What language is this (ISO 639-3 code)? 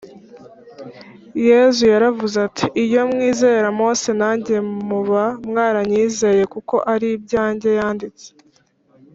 kin